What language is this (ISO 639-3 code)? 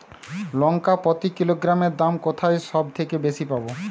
ben